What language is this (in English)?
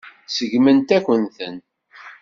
Kabyle